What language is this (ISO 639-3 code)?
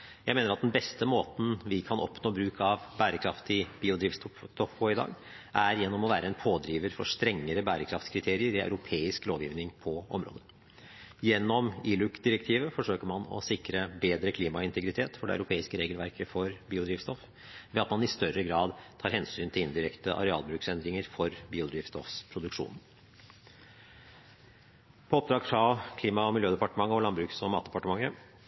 nob